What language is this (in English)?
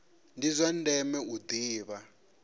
Venda